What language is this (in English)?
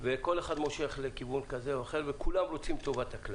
Hebrew